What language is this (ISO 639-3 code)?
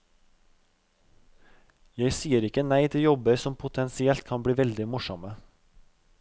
nor